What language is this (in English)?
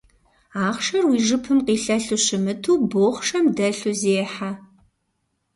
Kabardian